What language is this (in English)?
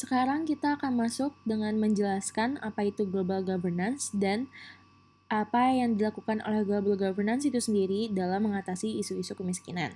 Indonesian